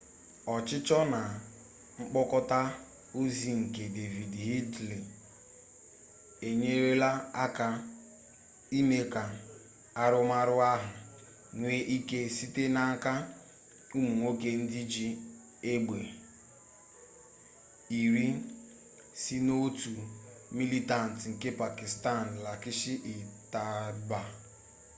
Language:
Igbo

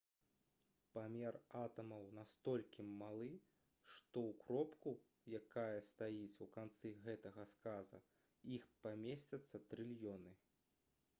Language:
Belarusian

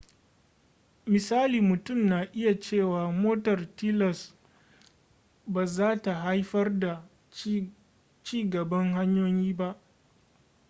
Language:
Hausa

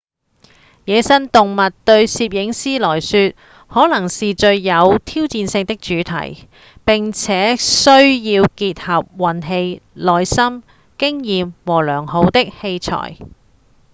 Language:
Cantonese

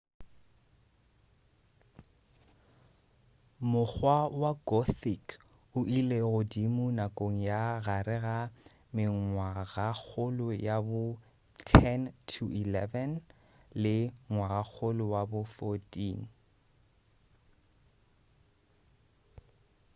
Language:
Northern Sotho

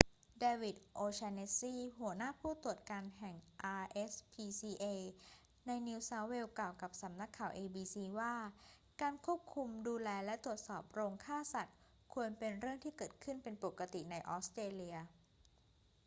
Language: Thai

